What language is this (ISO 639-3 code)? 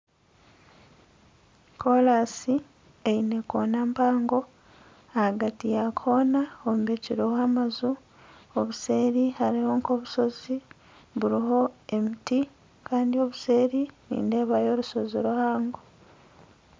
nyn